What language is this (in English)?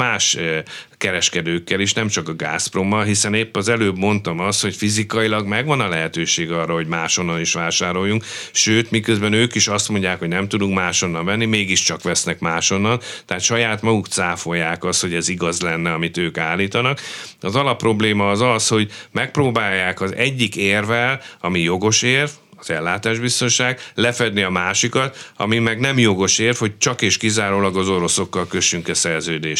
Hungarian